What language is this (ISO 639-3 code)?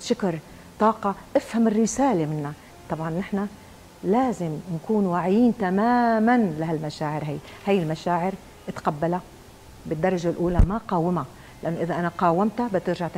ara